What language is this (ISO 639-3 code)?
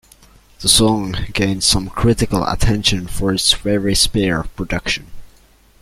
eng